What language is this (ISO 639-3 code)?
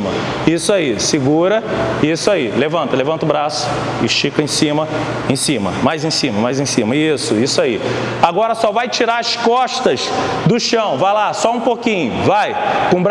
por